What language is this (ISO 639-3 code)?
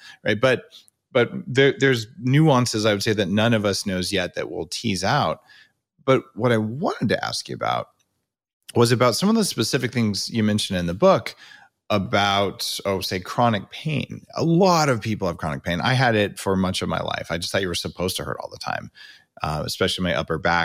eng